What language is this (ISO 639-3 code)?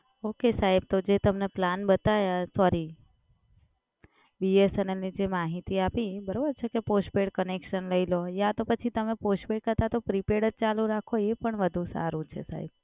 guj